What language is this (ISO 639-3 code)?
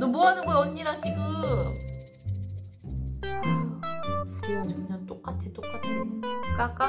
kor